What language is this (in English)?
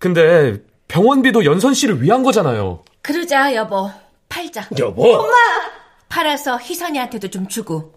Korean